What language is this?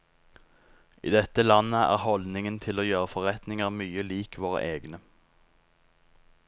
Norwegian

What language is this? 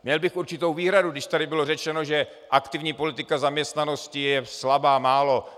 Czech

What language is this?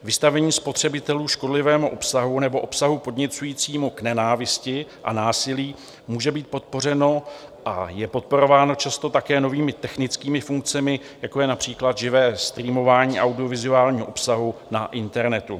Czech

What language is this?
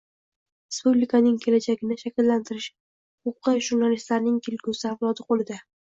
Uzbek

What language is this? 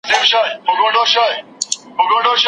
Pashto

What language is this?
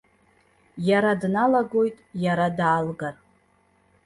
Abkhazian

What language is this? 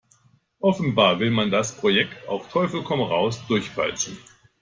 German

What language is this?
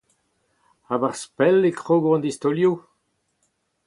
Breton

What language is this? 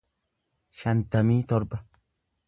Oromo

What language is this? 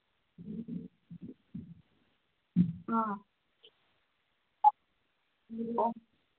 Manipuri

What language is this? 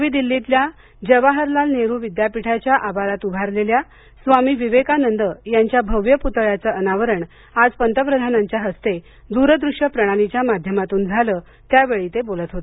Marathi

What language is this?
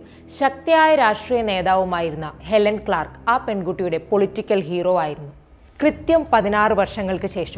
Malayalam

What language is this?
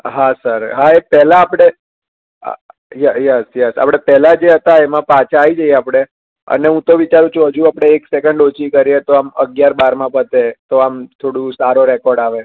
Gujarati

